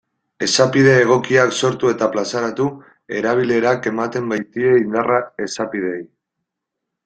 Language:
Basque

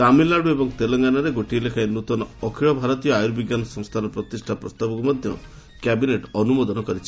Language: Odia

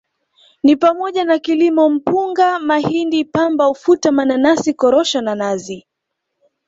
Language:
Swahili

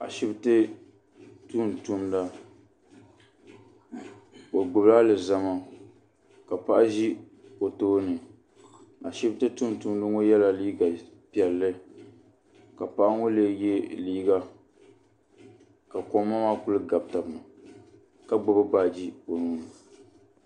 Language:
Dagbani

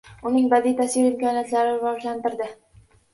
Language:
Uzbek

